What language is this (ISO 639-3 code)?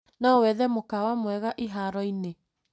kik